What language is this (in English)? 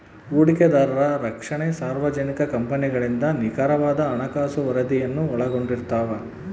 Kannada